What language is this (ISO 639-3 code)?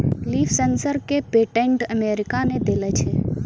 mai